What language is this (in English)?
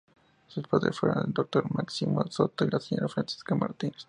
Spanish